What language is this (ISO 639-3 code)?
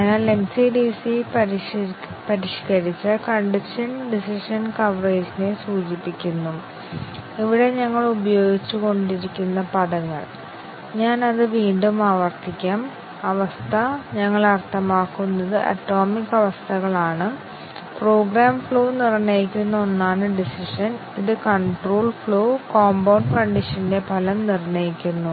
mal